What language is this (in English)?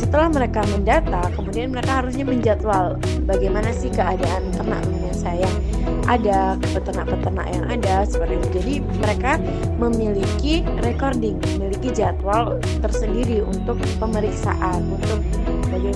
Indonesian